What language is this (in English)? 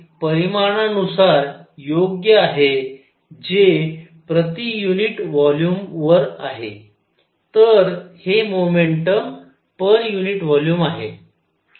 Marathi